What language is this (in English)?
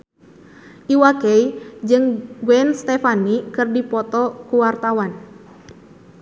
Sundanese